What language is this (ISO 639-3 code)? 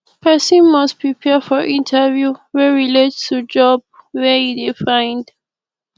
pcm